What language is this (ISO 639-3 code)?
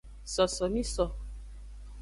ajg